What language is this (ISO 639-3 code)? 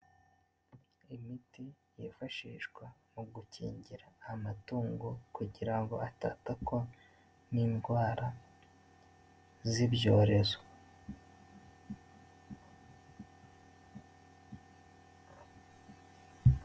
kin